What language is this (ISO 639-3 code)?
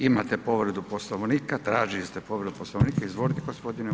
hrv